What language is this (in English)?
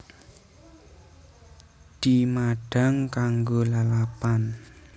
Javanese